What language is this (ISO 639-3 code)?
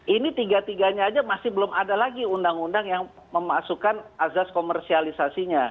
ind